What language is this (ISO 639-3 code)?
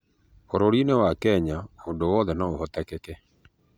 kik